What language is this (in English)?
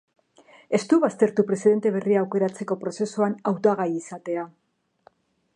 Basque